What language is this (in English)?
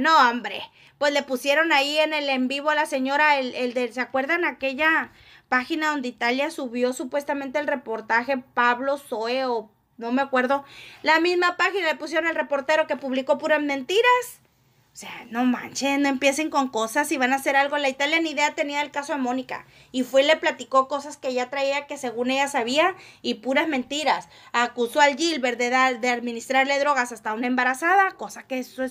Spanish